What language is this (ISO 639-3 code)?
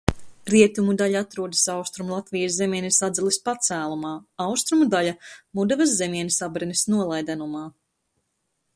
lav